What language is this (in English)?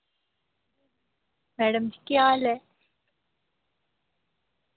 Dogri